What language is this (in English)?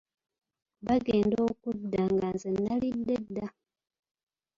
Ganda